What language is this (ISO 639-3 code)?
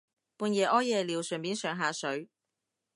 yue